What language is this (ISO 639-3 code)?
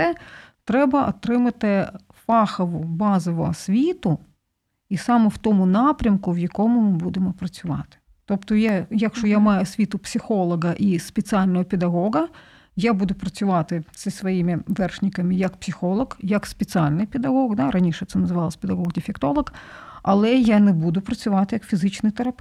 ukr